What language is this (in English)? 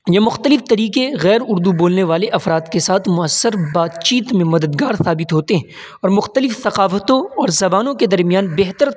Urdu